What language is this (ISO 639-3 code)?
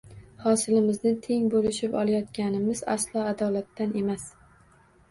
uzb